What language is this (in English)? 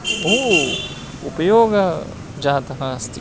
Sanskrit